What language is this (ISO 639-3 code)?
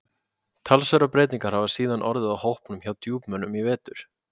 isl